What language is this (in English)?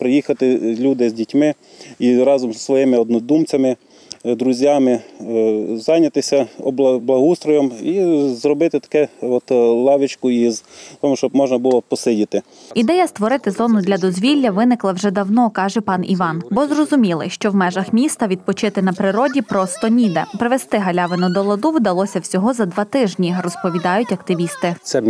Ukrainian